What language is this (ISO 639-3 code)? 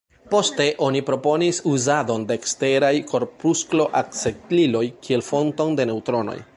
epo